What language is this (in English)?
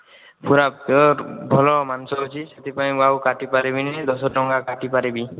Odia